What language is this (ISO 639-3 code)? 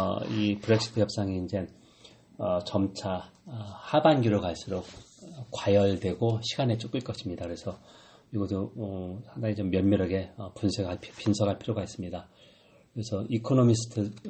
kor